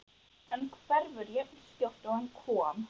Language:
Icelandic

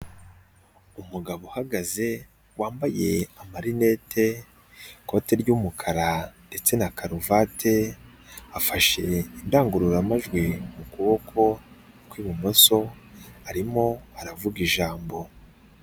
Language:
Kinyarwanda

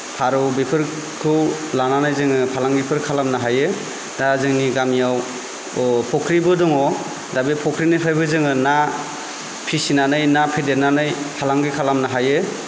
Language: Bodo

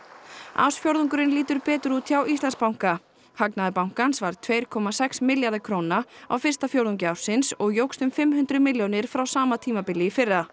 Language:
Icelandic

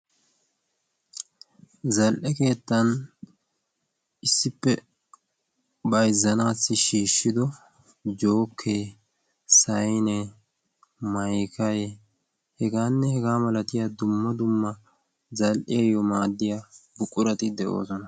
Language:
Wolaytta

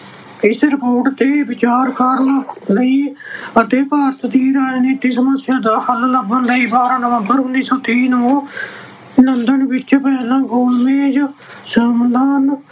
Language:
Punjabi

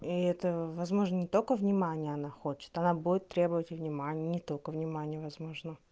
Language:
Russian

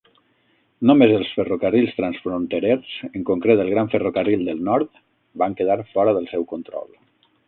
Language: Catalan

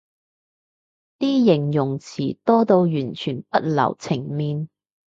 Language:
Cantonese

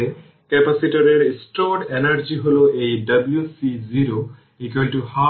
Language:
Bangla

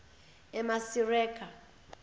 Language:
Zulu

